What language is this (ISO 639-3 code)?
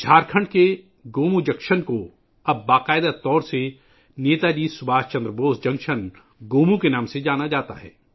urd